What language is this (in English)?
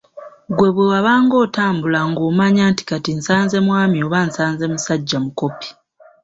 Ganda